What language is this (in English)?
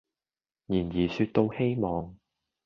Cantonese